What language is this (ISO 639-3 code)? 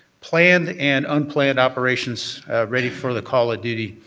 eng